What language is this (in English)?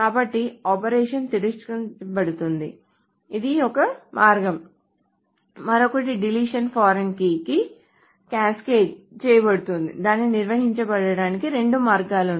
Telugu